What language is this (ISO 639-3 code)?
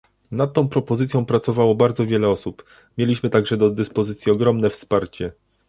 pol